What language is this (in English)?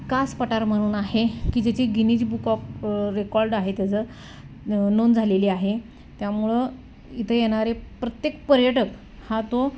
Marathi